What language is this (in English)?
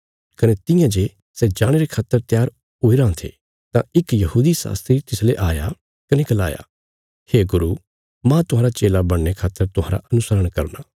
Bilaspuri